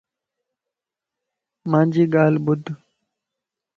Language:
Lasi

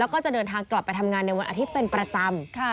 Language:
Thai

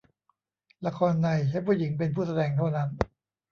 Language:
Thai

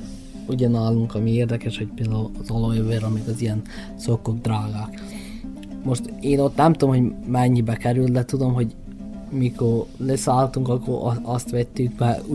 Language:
Hungarian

